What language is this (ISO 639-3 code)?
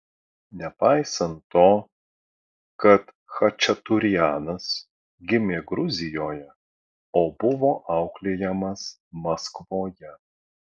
lit